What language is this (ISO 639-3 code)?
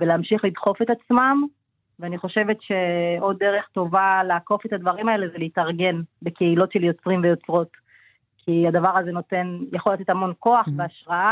heb